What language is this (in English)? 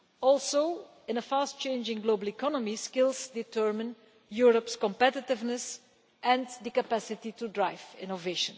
English